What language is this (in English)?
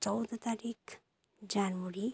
Nepali